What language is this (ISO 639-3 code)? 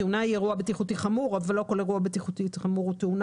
heb